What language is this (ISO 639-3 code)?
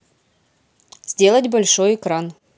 rus